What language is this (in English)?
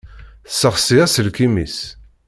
Kabyle